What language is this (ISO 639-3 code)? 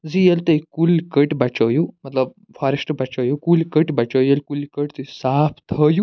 kas